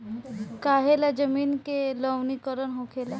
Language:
Bhojpuri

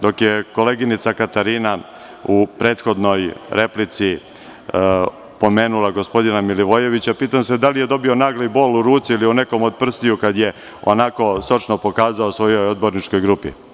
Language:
Serbian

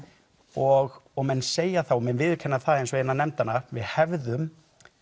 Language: Icelandic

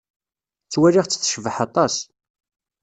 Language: Kabyle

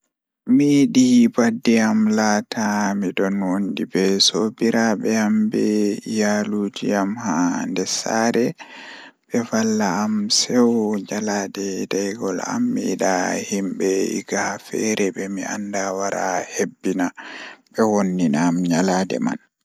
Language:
Fula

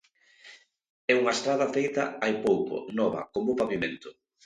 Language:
Galician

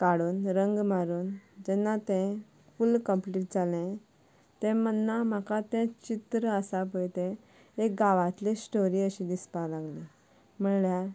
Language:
Konkani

